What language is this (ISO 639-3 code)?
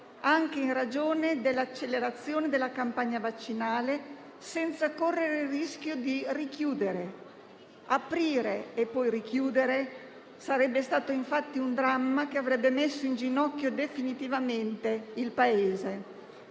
ita